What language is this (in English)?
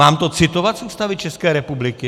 Czech